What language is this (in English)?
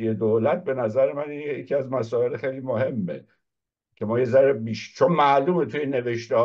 Persian